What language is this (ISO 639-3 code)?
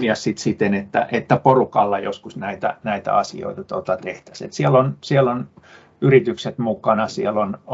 fin